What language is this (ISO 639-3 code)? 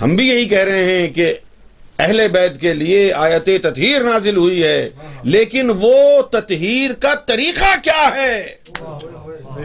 urd